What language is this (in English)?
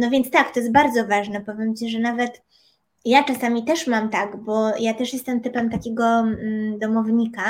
Polish